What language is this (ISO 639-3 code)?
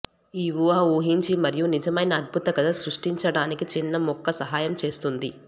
tel